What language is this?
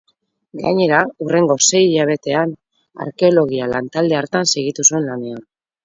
Basque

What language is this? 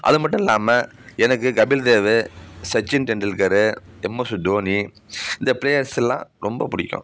Tamil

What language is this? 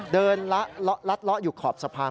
Thai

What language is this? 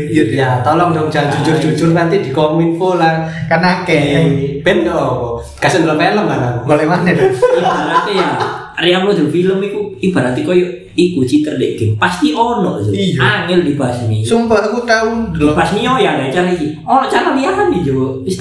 Indonesian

